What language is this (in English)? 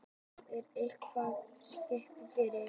Icelandic